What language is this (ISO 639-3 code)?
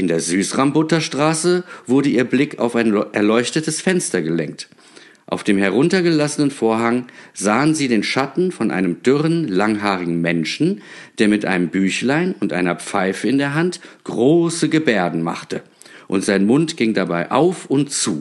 deu